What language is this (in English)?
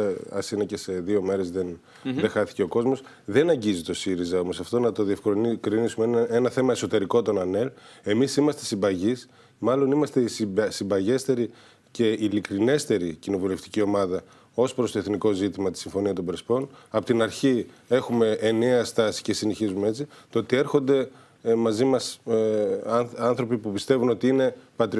Greek